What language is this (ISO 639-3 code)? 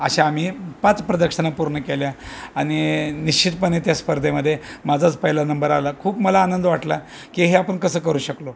mar